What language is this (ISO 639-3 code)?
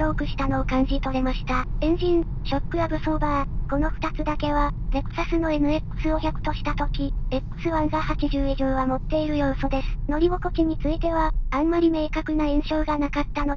jpn